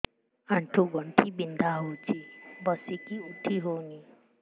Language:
Odia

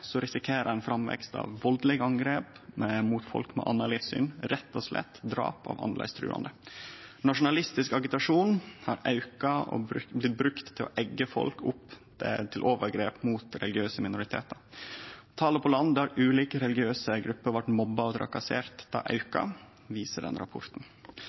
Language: Norwegian Nynorsk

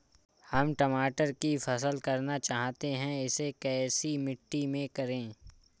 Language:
Hindi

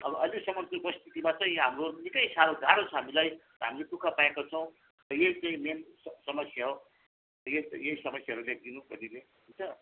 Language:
Nepali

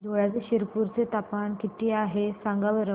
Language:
Marathi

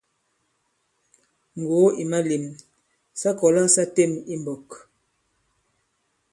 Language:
Bankon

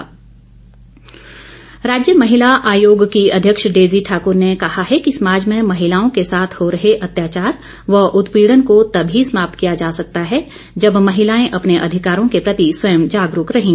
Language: Hindi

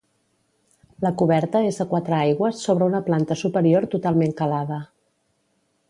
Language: Catalan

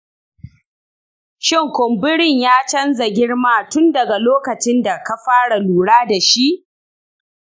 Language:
Hausa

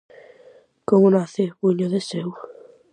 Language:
Galician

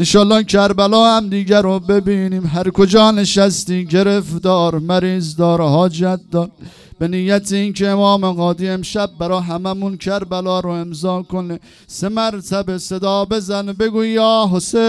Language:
Persian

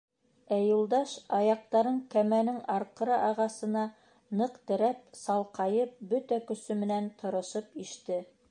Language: Bashkir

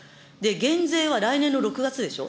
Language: Japanese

